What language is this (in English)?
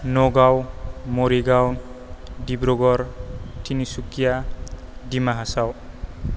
Bodo